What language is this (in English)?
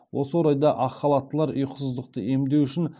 Kazakh